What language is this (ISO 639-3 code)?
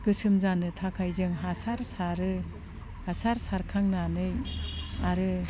brx